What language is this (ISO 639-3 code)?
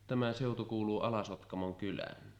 fin